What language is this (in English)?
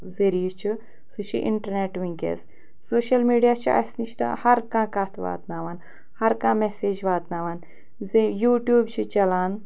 Kashmiri